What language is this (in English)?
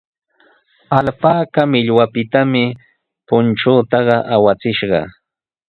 Sihuas Ancash Quechua